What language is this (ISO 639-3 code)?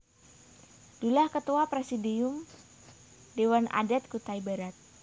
jav